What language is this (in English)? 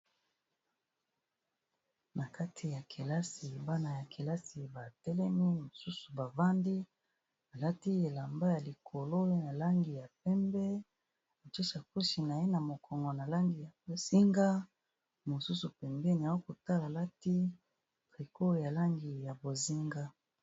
Lingala